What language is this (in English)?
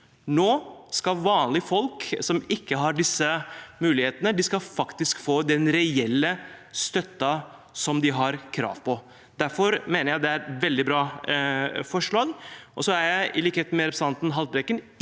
Norwegian